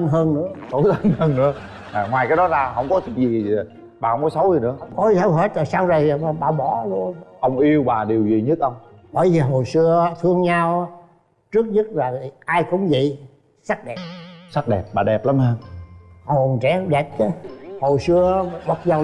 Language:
Vietnamese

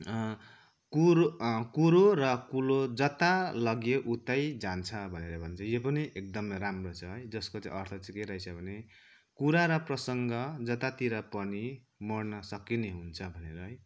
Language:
Nepali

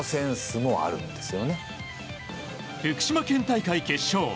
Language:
Japanese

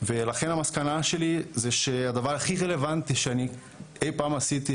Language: Hebrew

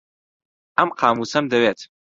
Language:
Central Kurdish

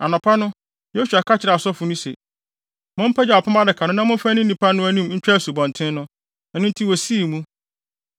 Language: Akan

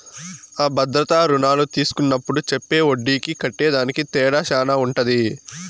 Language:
Telugu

